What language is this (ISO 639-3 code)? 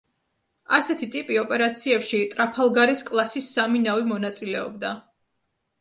kat